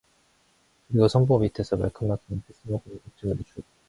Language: Korean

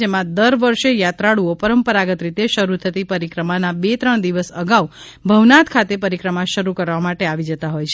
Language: Gujarati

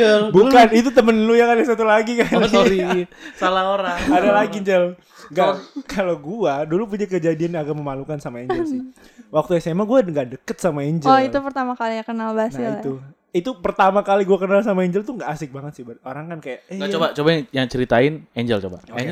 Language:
Indonesian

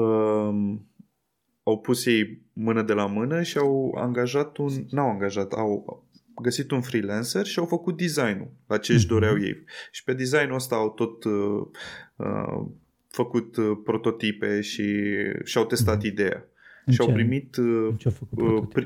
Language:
Romanian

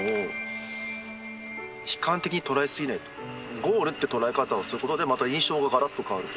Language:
Japanese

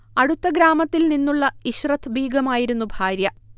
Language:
Malayalam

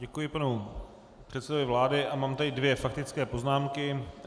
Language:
Czech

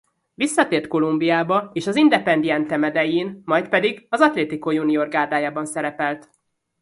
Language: Hungarian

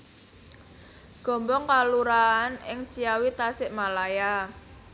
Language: Javanese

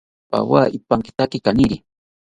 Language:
South Ucayali Ashéninka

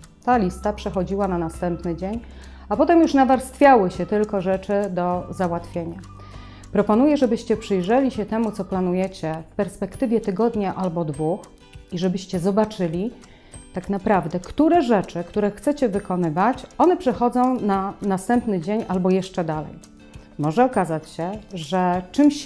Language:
Polish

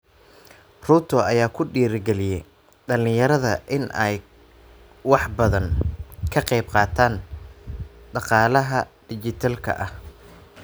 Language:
Somali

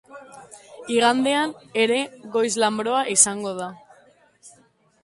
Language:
Basque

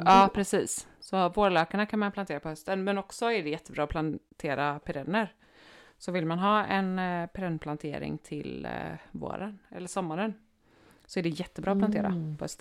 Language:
Swedish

